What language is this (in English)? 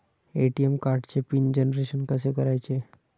Marathi